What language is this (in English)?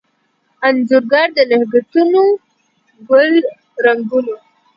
Pashto